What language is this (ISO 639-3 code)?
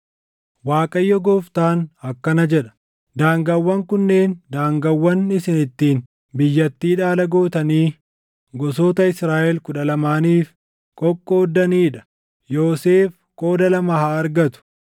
orm